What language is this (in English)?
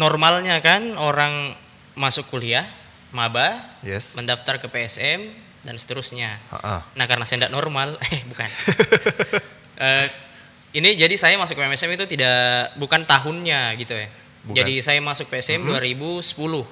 Indonesian